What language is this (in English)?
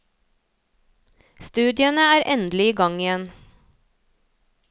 Norwegian